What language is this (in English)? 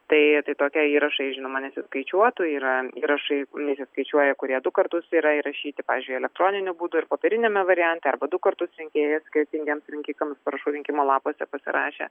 Lithuanian